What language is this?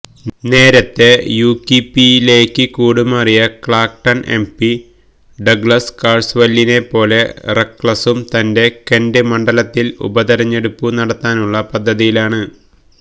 Malayalam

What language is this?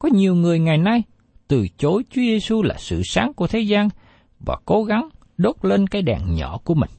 Vietnamese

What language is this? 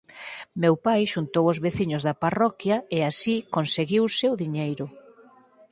Galician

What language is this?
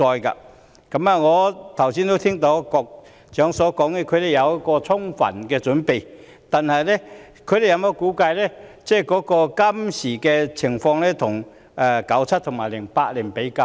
Cantonese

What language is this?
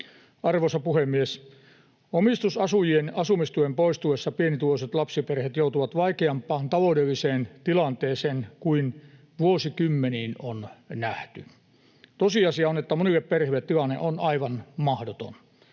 Finnish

